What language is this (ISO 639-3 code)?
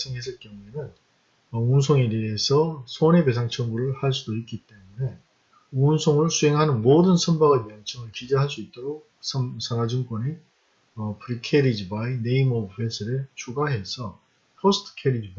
kor